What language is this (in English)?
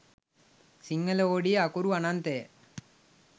Sinhala